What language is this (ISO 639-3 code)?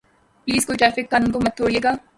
urd